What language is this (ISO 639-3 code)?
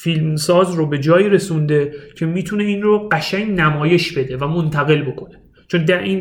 fas